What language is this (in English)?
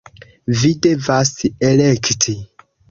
Esperanto